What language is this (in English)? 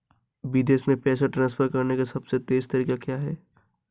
Hindi